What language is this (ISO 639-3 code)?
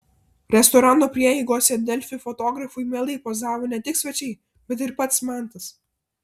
lit